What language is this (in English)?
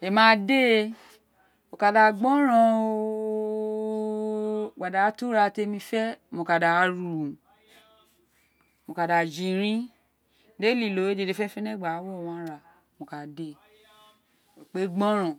Isekiri